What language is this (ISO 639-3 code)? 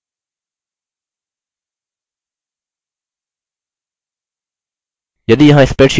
hin